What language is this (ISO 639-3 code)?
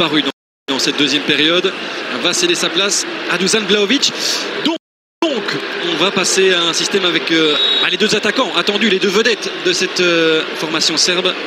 fra